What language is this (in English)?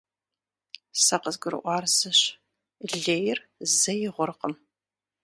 Kabardian